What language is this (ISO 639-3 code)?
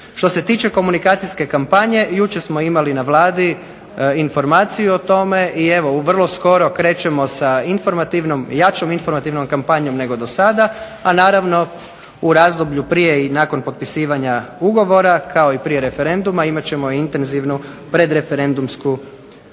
hrv